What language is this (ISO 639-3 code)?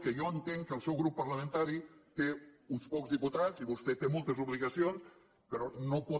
cat